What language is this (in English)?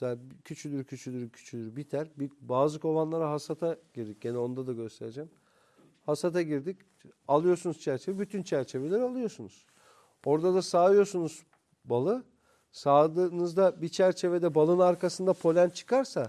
Turkish